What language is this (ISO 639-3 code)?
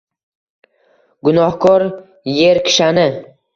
uzb